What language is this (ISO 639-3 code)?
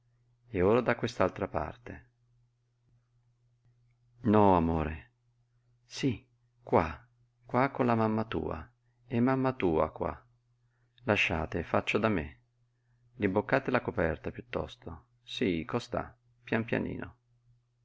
ita